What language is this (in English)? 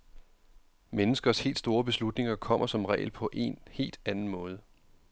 Danish